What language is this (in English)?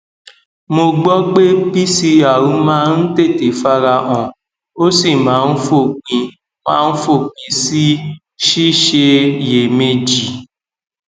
Yoruba